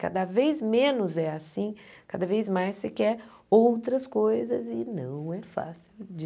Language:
Portuguese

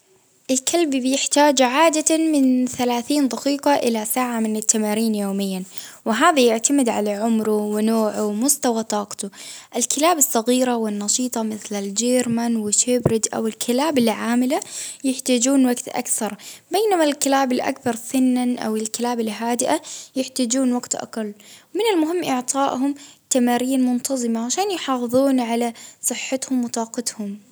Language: Baharna Arabic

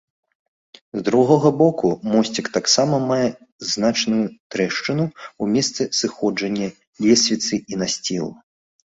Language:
Belarusian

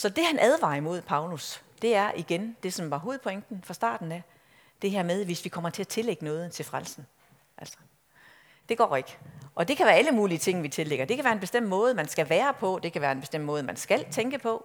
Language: Danish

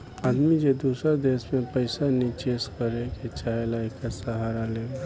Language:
Bhojpuri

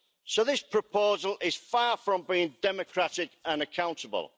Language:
English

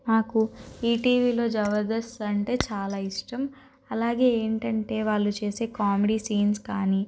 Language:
Telugu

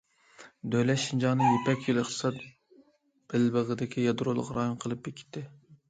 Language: Uyghur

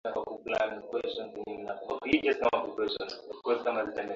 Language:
Swahili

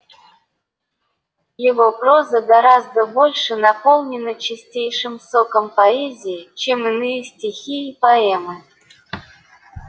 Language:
Russian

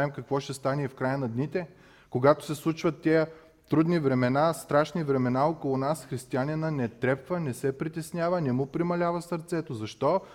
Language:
Bulgarian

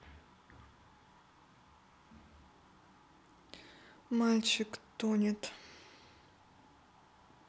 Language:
Russian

